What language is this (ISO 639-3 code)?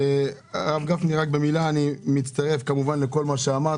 heb